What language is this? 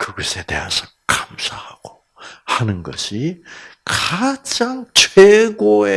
Korean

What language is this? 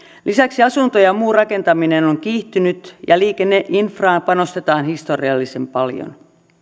Finnish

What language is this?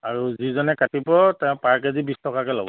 Assamese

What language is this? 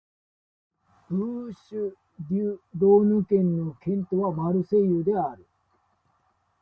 Japanese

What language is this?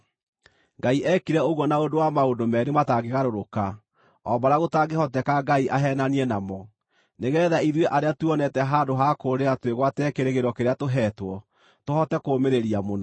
Kikuyu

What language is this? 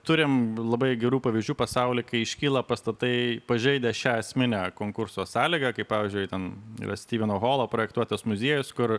Lithuanian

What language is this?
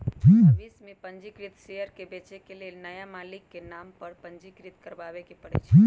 Magahi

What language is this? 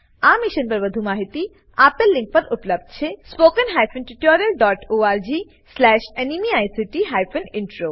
Gujarati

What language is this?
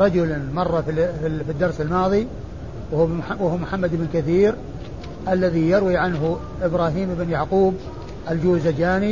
Arabic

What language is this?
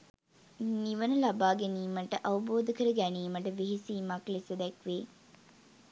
Sinhala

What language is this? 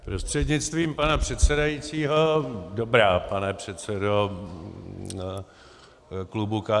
Czech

